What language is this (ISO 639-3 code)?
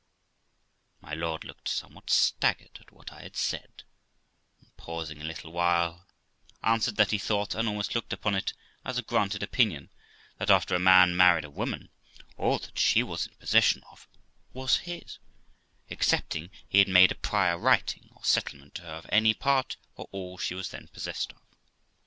eng